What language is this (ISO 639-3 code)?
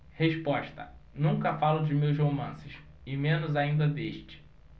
por